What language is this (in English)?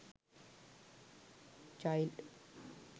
Sinhala